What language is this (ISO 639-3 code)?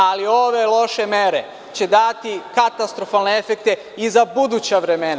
srp